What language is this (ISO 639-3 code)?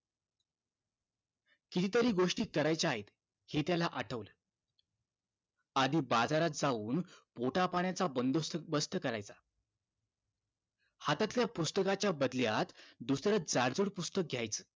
mar